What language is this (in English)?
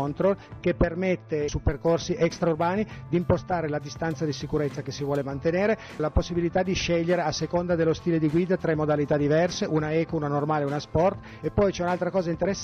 Italian